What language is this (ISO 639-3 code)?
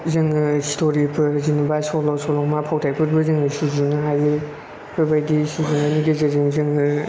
brx